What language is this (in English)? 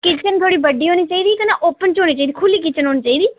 Dogri